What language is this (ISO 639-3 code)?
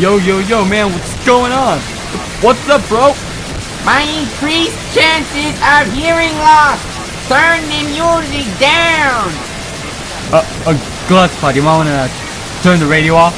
eng